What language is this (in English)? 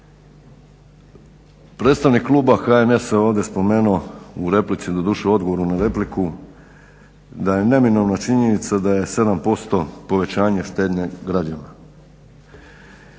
Croatian